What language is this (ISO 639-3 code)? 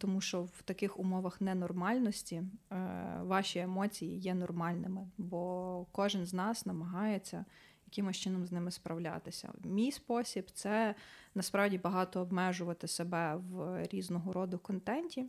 ukr